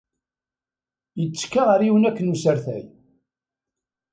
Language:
Kabyle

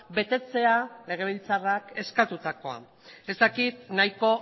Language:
Basque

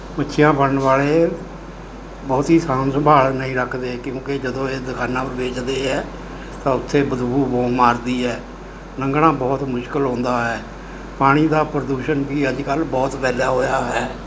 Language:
Punjabi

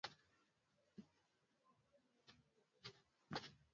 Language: Swahili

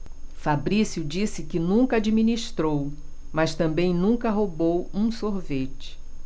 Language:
Portuguese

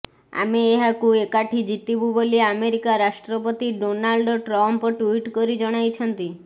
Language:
Odia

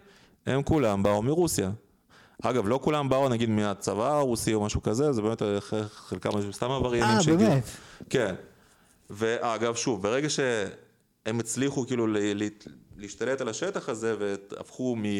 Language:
Hebrew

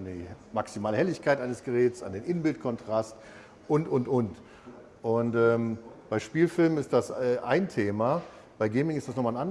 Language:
German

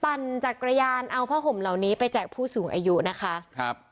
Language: Thai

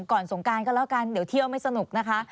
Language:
Thai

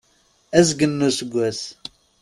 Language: Kabyle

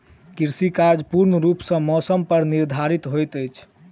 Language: Maithili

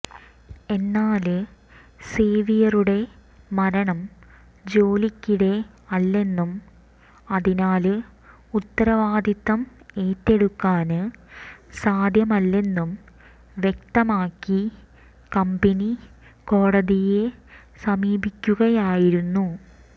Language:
Malayalam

